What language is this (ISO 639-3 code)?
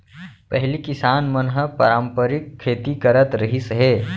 hne